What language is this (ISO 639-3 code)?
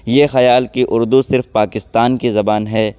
urd